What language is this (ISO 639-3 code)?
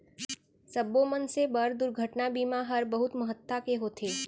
hne